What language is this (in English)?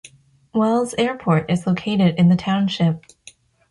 English